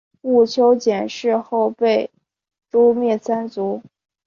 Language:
Chinese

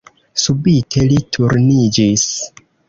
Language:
Esperanto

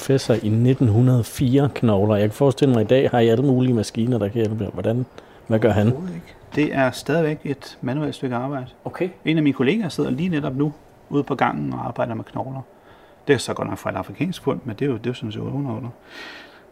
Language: Danish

